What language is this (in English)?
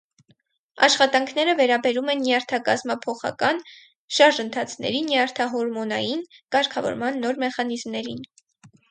Armenian